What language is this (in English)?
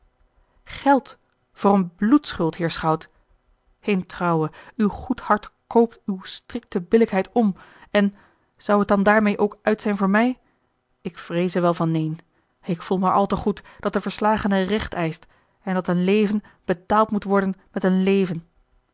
Dutch